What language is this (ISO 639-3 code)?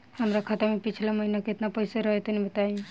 bho